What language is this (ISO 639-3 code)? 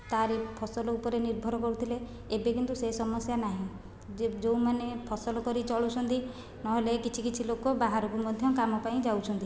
ori